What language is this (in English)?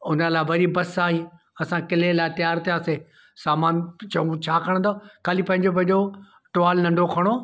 Sindhi